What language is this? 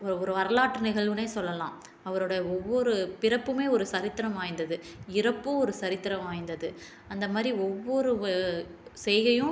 Tamil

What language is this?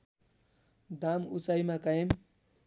Nepali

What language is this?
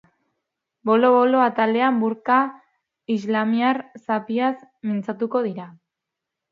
Basque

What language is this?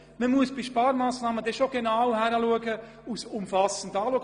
Swiss German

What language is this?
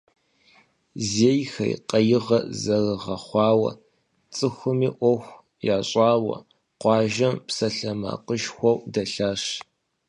Kabardian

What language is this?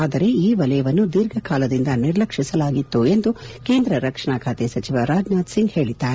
Kannada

